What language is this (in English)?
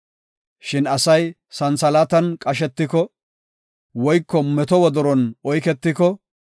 Gofa